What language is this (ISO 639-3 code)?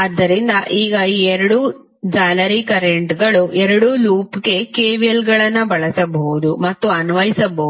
kan